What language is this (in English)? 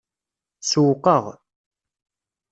Kabyle